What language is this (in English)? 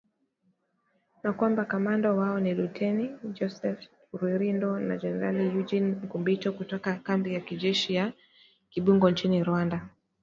Swahili